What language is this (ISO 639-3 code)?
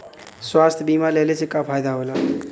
bho